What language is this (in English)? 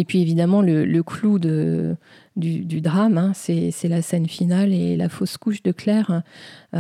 French